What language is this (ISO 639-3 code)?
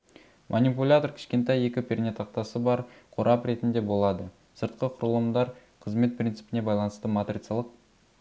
kaz